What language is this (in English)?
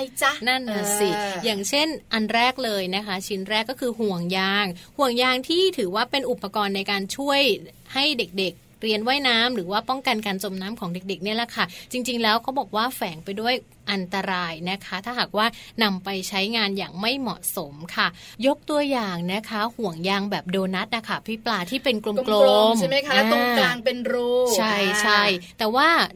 Thai